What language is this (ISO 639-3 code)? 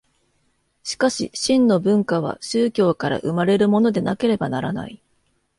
jpn